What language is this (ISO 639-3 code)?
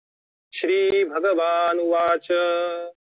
mar